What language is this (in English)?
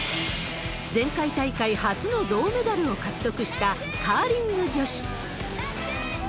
Japanese